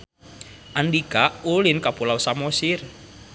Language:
Sundanese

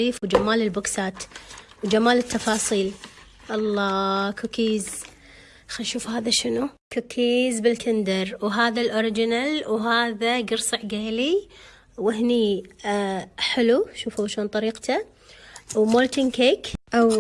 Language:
Arabic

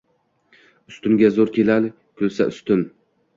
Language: Uzbek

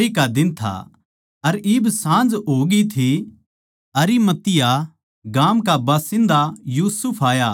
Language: Haryanvi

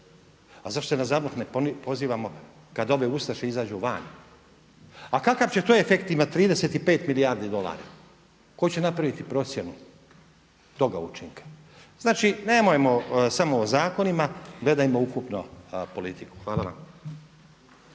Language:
Croatian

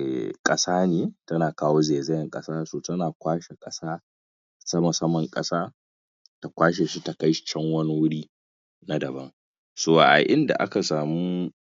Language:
Hausa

